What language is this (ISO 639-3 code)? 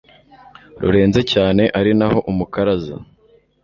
kin